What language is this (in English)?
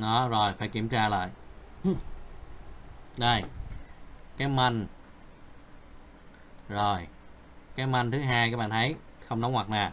Vietnamese